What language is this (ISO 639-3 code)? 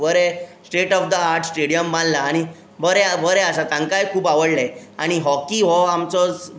kok